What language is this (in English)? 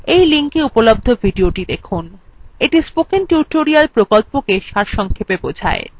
Bangla